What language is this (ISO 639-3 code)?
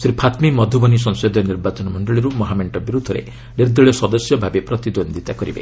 ori